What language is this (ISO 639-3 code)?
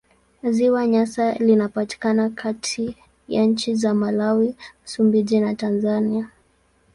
swa